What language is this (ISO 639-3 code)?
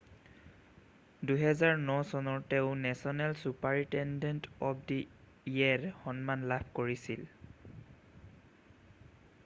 asm